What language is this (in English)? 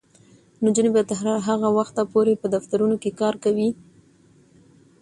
Pashto